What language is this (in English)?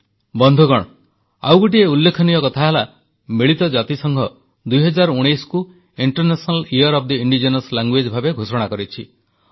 Odia